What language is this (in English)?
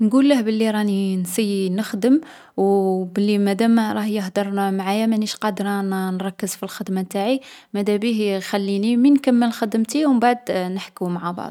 Algerian Arabic